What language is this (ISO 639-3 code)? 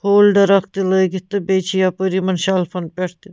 kas